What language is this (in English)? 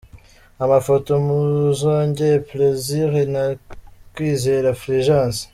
Kinyarwanda